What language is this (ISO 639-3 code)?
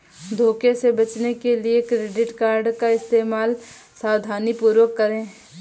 hin